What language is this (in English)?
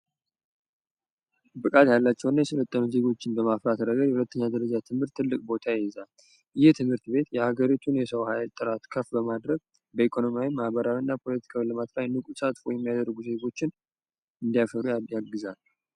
Amharic